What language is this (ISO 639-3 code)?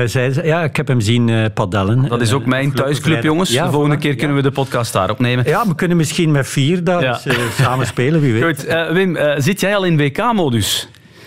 nld